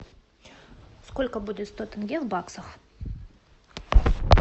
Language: Russian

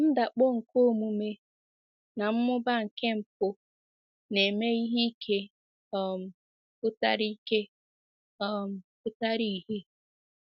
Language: Igbo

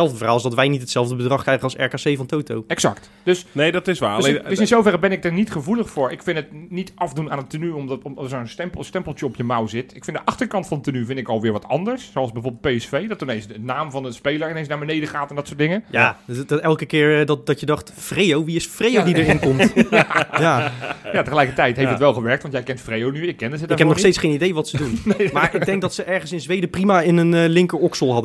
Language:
Dutch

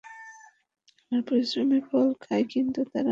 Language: Bangla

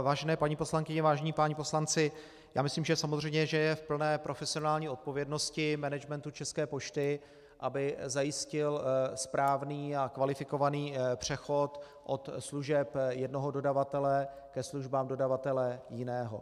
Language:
Czech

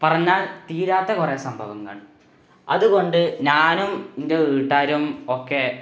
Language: Malayalam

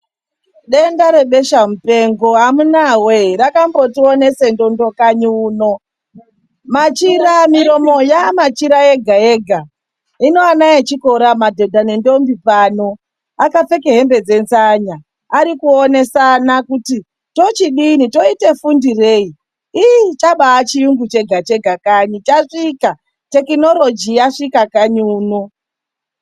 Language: Ndau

